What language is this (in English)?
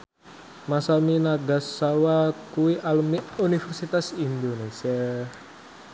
Javanese